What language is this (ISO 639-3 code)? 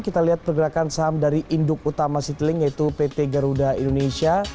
ind